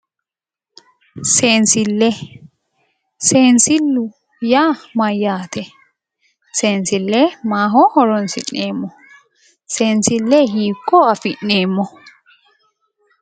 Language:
Sidamo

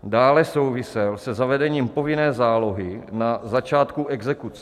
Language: Czech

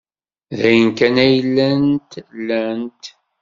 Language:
Kabyle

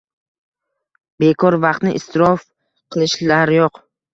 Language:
Uzbek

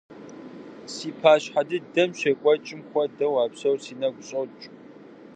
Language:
Kabardian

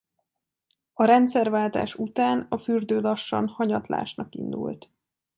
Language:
Hungarian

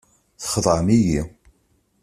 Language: Kabyle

